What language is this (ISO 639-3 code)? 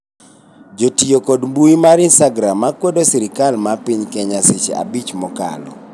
luo